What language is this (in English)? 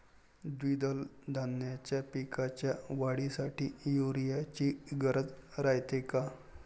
Marathi